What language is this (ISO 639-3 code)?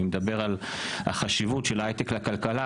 heb